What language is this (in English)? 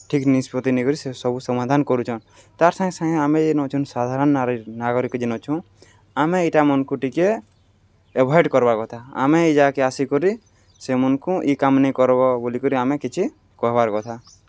Odia